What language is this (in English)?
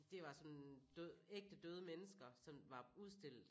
Danish